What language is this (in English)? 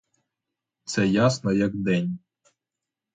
Ukrainian